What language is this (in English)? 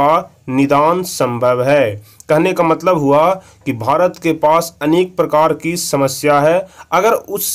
Hindi